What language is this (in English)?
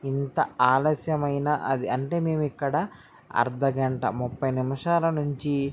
Telugu